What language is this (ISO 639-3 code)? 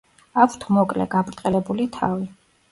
kat